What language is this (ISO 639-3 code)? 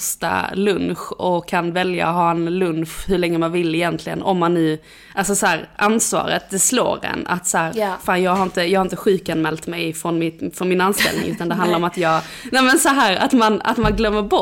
swe